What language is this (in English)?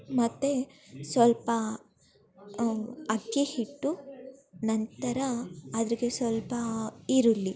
Kannada